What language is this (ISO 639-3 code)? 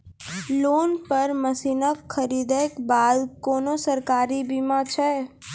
mai